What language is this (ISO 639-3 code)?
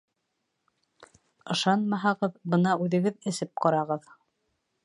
bak